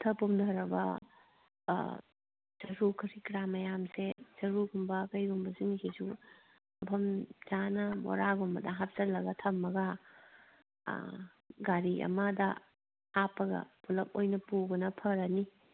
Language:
Manipuri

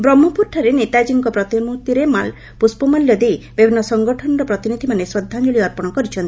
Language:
Odia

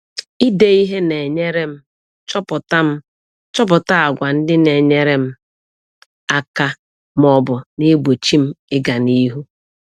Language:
Igbo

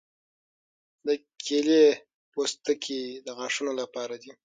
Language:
Pashto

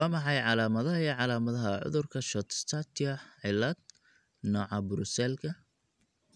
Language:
Somali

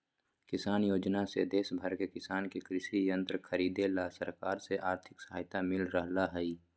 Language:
Magahi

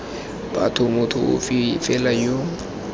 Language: Tswana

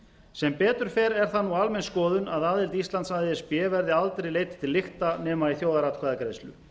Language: Icelandic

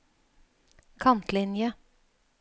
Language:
Norwegian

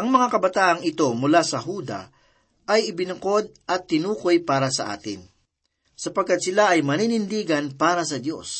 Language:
Filipino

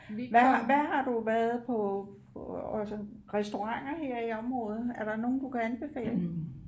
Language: Danish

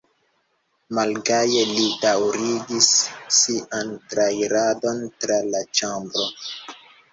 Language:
Esperanto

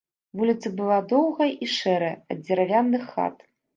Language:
Belarusian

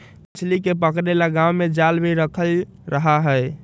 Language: Magahi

